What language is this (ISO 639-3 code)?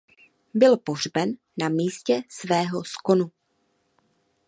ces